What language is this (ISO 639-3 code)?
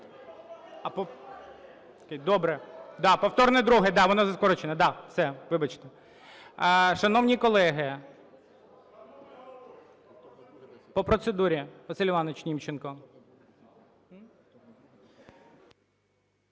ukr